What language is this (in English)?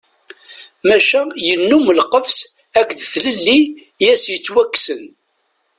Kabyle